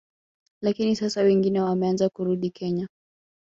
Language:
Swahili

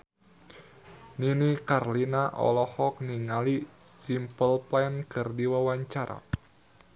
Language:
Sundanese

